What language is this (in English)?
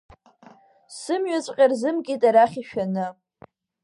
Abkhazian